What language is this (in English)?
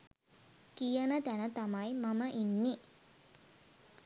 Sinhala